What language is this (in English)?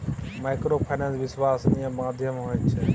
Maithili